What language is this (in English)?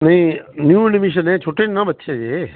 Punjabi